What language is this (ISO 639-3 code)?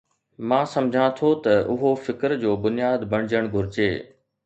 snd